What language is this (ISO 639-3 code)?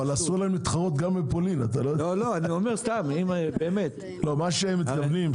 heb